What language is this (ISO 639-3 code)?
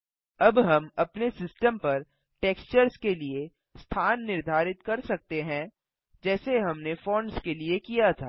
hin